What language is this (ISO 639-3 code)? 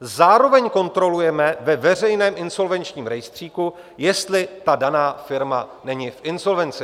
ces